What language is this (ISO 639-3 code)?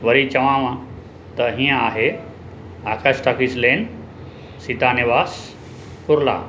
snd